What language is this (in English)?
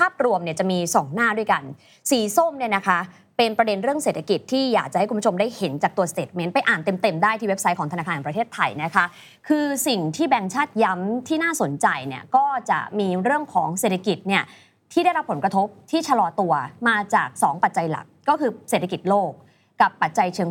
Thai